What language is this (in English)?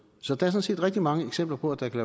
Danish